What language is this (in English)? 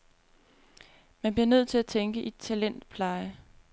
Danish